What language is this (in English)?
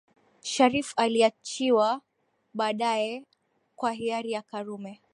Swahili